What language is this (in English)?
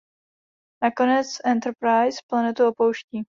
Czech